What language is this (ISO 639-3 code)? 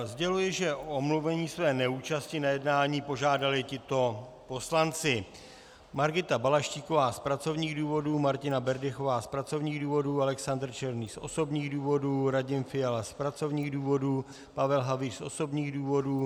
ces